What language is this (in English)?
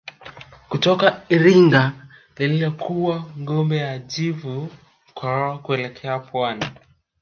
Swahili